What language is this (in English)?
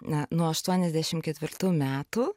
Lithuanian